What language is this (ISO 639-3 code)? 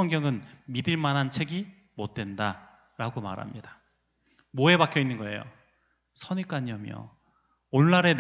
kor